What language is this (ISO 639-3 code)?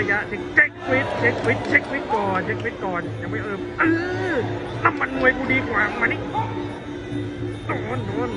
tha